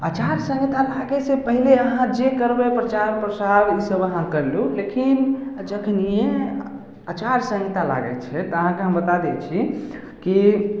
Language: Maithili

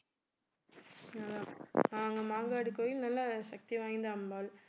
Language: Tamil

